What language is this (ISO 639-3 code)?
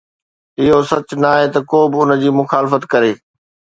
snd